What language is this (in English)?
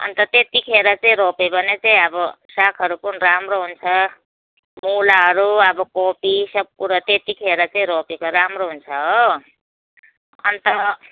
Nepali